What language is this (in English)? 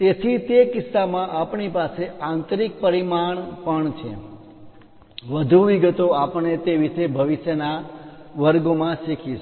Gujarati